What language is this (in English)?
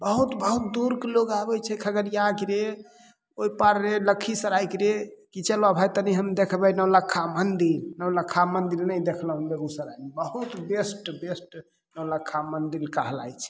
Maithili